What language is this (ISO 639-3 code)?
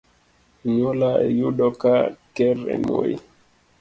luo